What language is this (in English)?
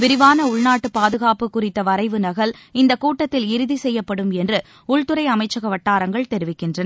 Tamil